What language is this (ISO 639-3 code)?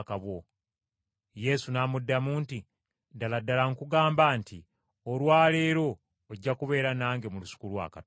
lug